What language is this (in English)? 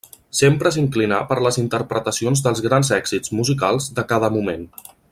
Catalan